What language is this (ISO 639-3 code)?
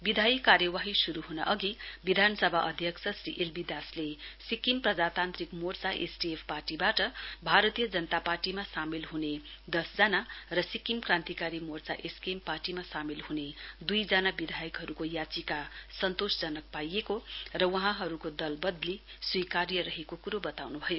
nep